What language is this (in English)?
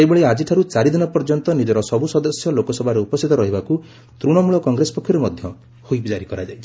Odia